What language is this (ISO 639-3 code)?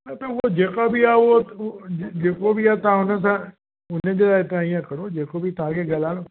snd